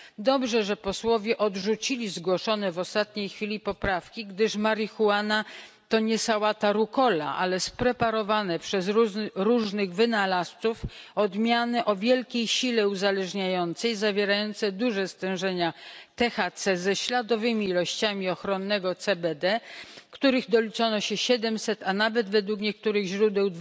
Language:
Polish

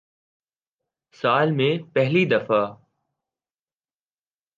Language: Urdu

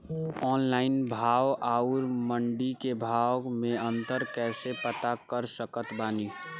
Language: Bhojpuri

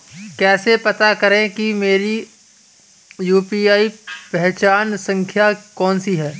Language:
Hindi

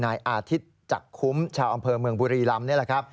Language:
Thai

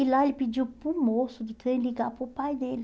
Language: Portuguese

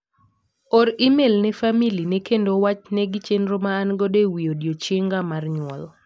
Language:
Luo (Kenya and Tanzania)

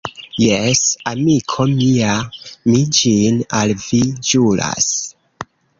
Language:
Esperanto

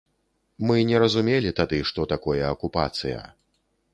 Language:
Belarusian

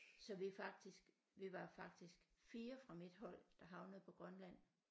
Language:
Danish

